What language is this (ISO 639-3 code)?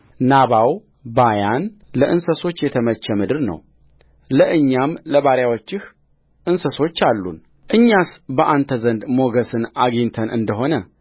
amh